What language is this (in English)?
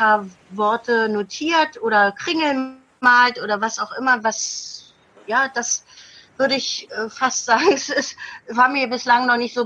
German